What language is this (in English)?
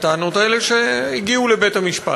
Hebrew